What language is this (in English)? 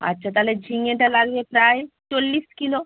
Bangla